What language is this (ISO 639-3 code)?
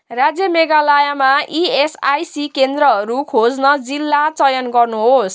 nep